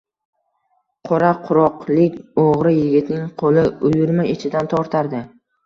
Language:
Uzbek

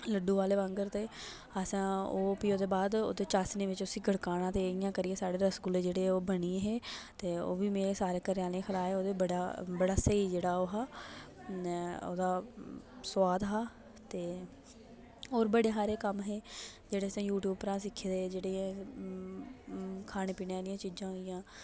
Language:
Dogri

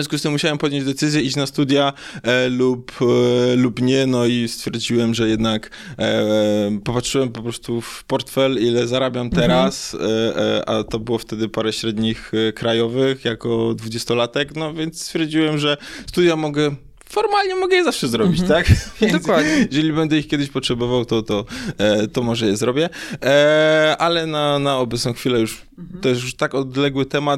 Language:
Polish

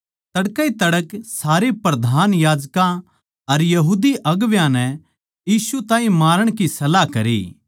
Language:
Haryanvi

